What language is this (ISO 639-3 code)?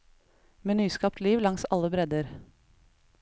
nor